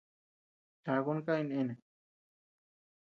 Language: Tepeuxila Cuicatec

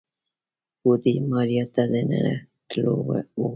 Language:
Pashto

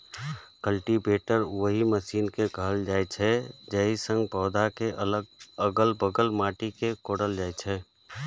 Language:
Maithili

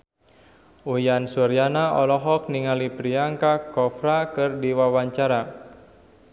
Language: Sundanese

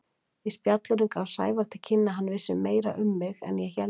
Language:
Icelandic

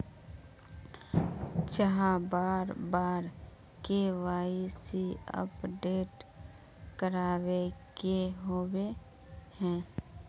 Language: Magahi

